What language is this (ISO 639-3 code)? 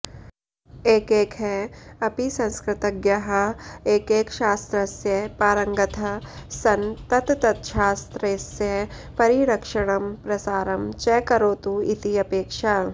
san